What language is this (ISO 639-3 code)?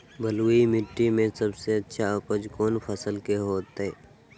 mag